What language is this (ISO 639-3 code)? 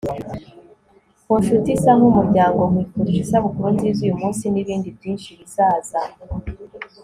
kin